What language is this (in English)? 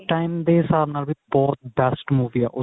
Punjabi